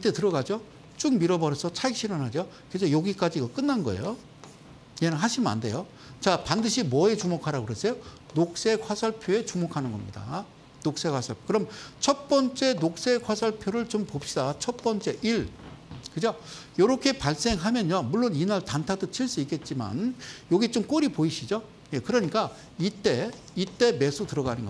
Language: Korean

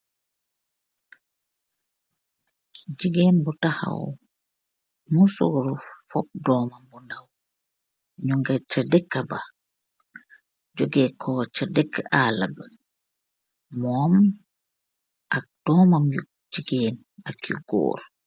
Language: Wolof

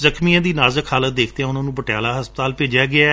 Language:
Punjabi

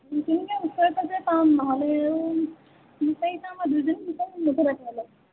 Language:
Assamese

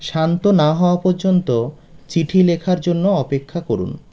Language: Bangla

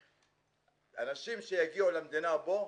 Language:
Hebrew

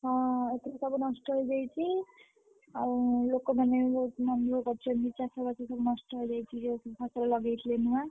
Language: Odia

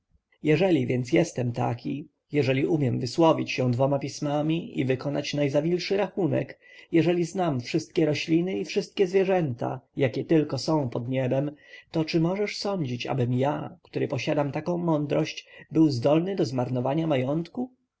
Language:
Polish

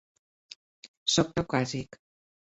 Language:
Catalan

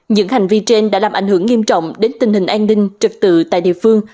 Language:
Vietnamese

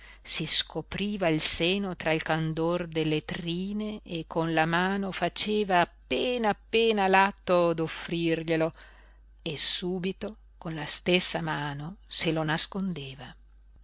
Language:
Italian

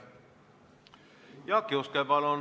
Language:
Estonian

